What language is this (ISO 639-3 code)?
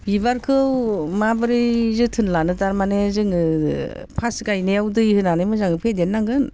brx